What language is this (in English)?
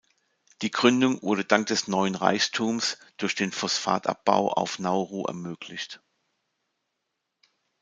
German